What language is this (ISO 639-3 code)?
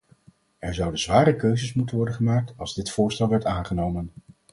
nld